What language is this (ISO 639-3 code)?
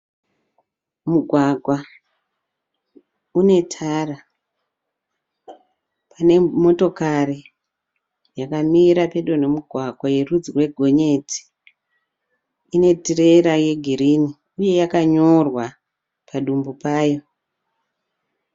sna